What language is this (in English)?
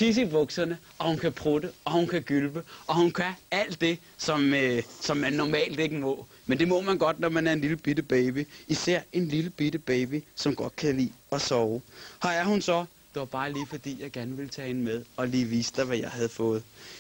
Danish